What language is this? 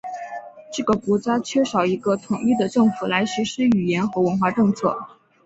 Chinese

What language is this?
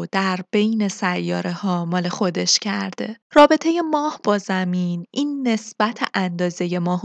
Persian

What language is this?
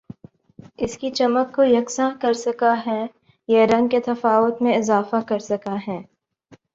Urdu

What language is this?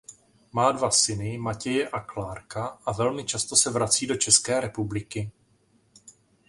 Czech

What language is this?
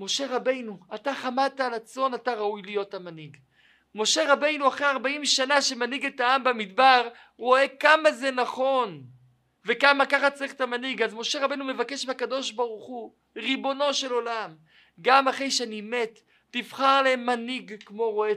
Hebrew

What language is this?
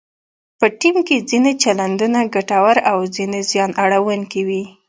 Pashto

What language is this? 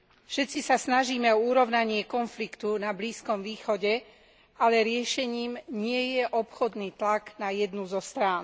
Slovak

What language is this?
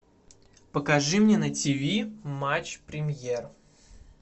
Russian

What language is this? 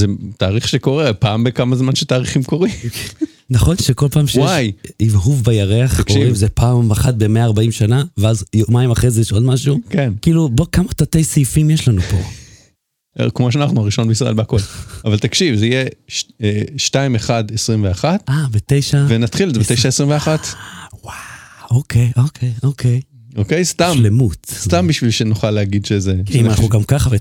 Hebrew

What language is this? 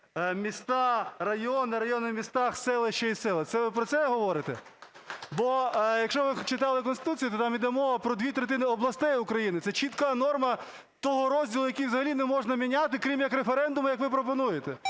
Ukrainian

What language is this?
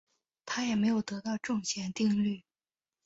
Chinese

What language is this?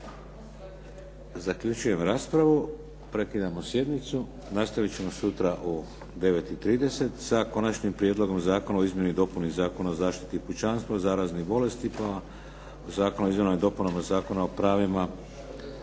Croatian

